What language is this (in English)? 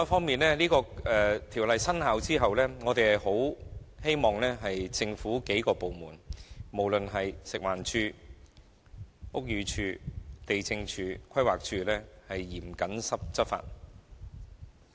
Cantonese